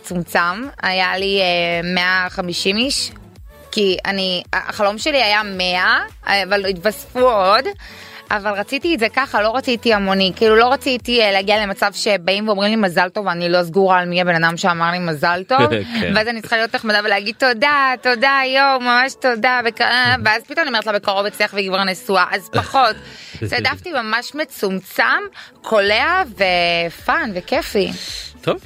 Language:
Hebrew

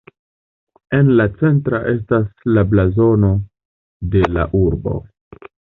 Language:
Esperanto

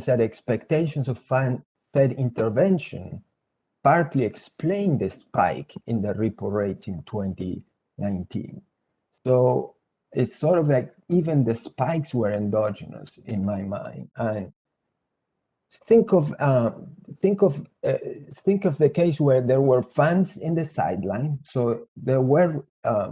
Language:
English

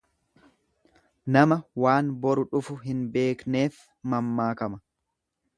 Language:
Oromo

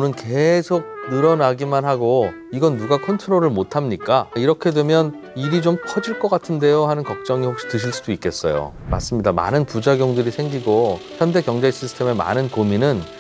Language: Korean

